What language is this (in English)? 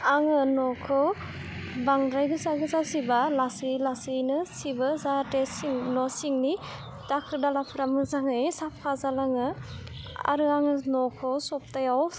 Bodo